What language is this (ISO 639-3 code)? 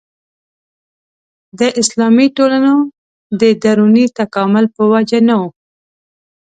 pus